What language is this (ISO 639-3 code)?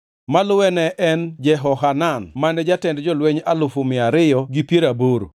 luo